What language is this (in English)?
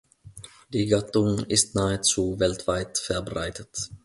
German